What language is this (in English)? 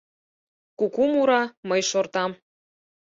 Mari